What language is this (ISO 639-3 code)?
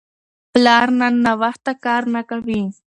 pus